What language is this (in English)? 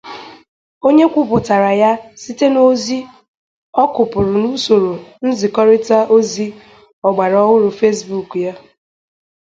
Igbo